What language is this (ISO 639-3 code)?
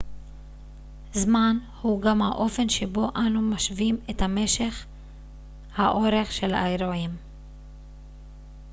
heb